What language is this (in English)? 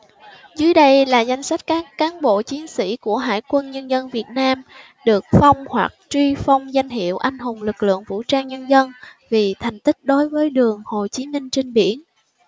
Vietnamese